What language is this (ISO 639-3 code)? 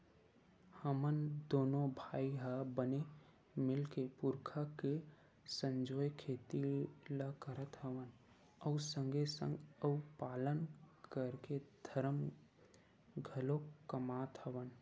hne